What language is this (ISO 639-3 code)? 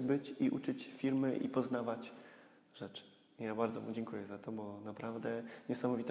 pol